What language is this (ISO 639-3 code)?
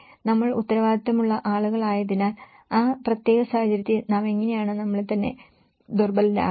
mal